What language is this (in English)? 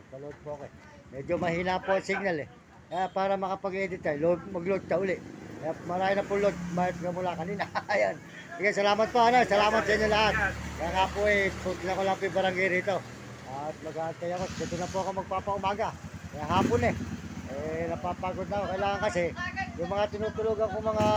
Filipino